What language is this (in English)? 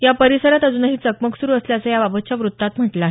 Marathi